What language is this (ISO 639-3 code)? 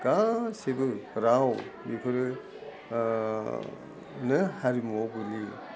brx